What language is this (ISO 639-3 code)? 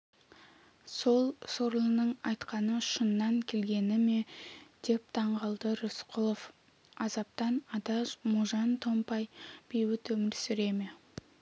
kaz